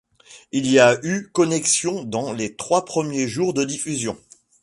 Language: French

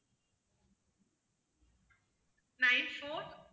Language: Tamil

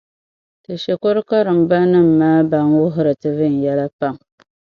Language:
Dagbani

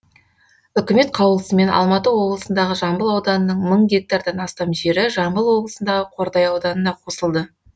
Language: Kazakh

